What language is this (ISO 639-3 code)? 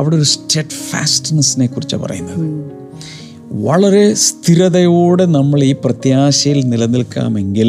mal